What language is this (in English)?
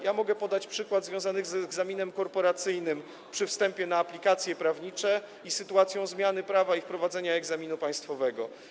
Polish